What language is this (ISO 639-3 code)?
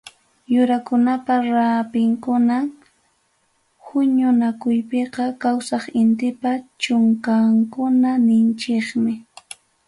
quy